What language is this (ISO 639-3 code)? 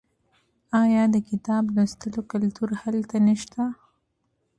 pus